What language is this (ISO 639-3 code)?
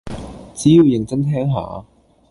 yue